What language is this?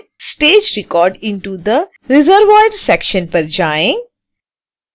Hindi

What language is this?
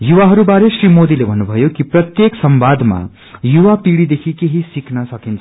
Nepali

